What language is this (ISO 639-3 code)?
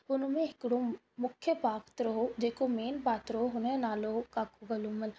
snd